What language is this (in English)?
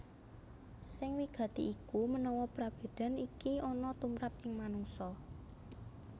Javanese